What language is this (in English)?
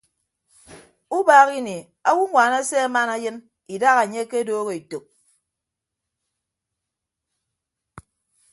Ibibio